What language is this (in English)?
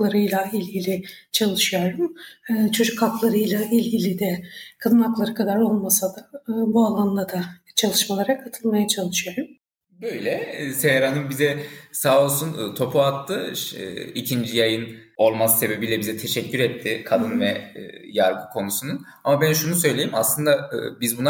Turkish